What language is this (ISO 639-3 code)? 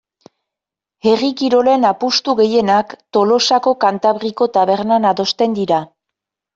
eus